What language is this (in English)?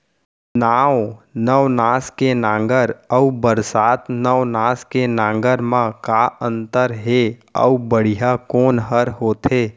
Chhattisgarhi